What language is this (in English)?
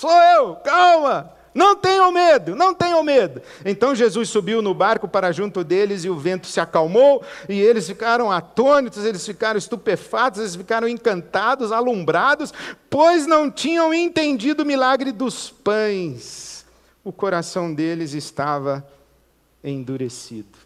Portuguese